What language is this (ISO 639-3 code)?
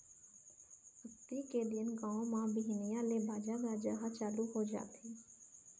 hne